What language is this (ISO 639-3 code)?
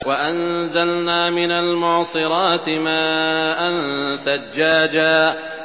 ara